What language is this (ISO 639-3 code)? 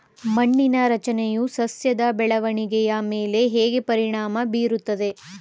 kan